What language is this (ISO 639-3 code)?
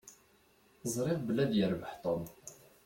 kab